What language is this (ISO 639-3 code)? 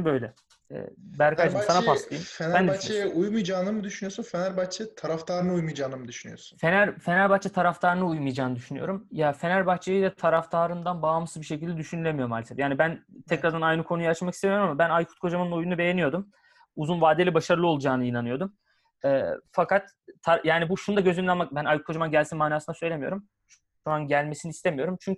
tur